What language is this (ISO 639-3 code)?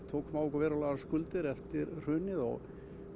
isl